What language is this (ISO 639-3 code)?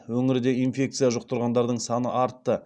kaz